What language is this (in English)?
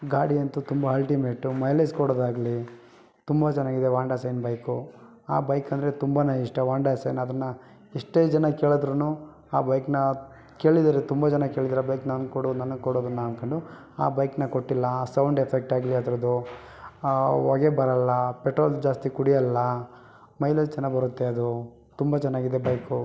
Kannada